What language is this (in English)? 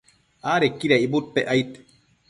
Matsés